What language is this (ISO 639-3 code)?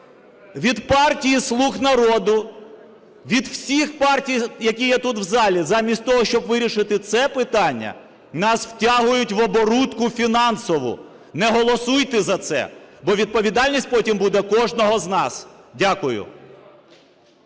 ukr